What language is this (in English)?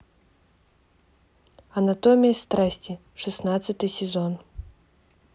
Russian